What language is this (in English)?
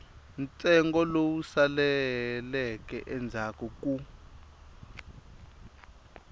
Tsonga